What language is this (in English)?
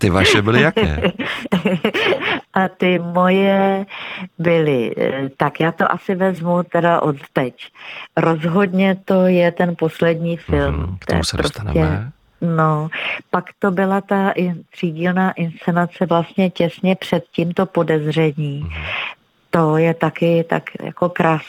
Czech